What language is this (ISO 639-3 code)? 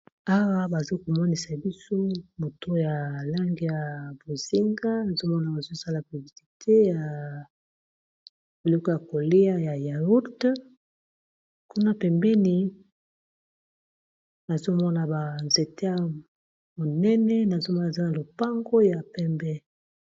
lin